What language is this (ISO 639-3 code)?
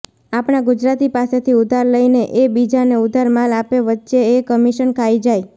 guj